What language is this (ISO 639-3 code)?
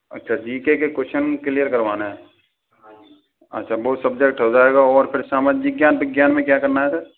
hin